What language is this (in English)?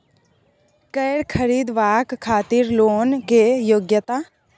Maithili